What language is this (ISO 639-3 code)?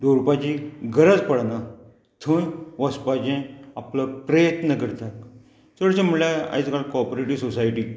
kok